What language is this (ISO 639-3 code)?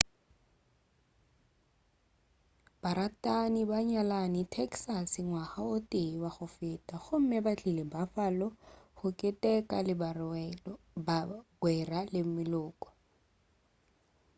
nso